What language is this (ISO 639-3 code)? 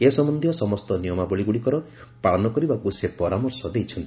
ori